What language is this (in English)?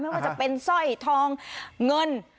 Thai